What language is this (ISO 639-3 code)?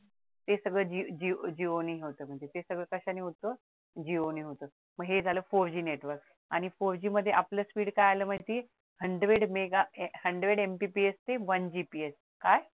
mar